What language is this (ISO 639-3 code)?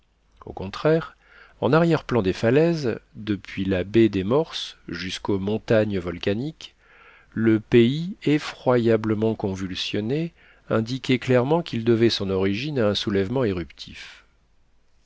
fra